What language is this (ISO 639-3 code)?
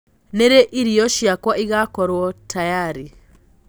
kik